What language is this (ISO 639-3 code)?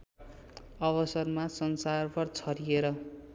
nep